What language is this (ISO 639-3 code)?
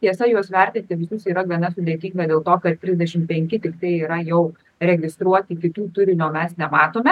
lit